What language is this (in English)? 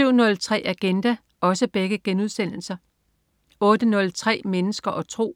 Danish